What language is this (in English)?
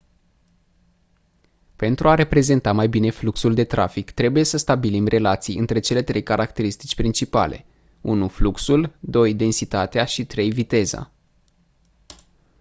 Romanian